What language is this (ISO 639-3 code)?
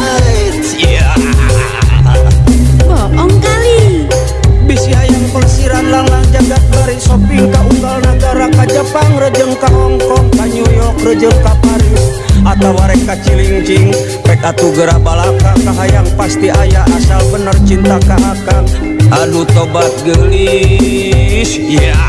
ind